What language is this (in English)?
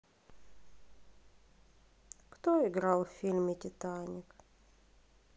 Russian